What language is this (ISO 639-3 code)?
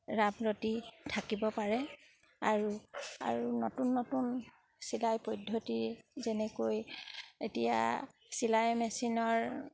asm